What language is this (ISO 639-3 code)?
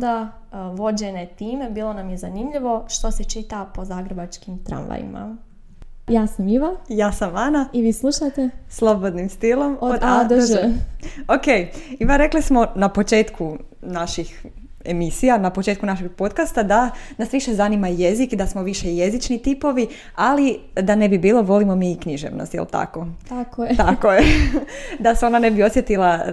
hrv